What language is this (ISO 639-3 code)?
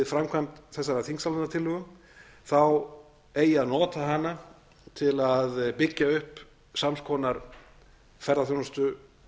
isl